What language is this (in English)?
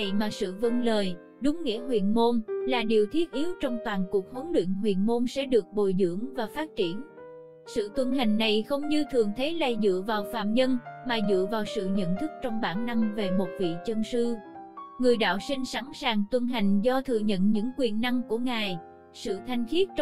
Vietnamese